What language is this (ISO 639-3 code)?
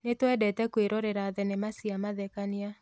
kik